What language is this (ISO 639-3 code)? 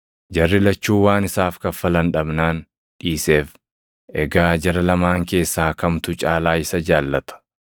orm